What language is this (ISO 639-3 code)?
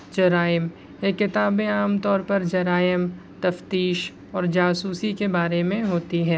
urd